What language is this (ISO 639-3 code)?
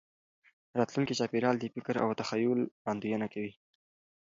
pus